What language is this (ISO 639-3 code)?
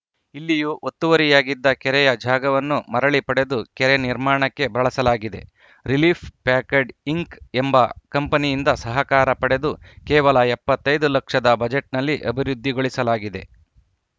kan